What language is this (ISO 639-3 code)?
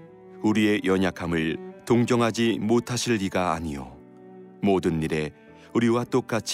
kor